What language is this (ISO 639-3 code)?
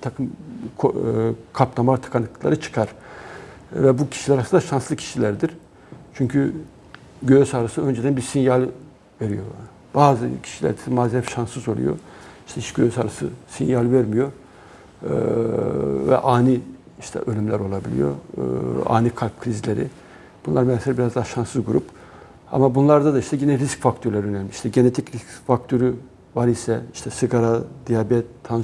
tur